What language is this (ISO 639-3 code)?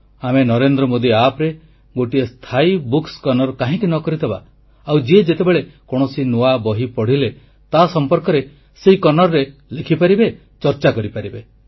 ori